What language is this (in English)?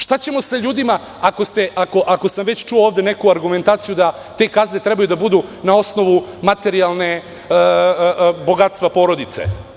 Serbian